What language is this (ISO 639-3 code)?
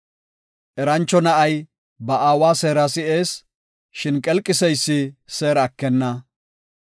gof